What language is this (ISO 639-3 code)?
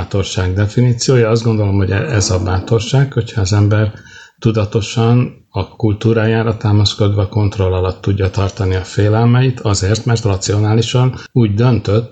hun